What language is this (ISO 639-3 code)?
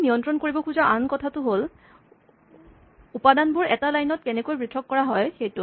asm